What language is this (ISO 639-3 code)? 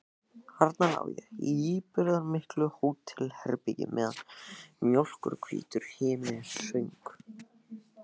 isl